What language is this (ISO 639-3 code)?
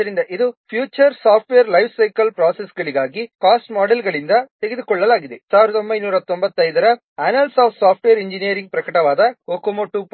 kan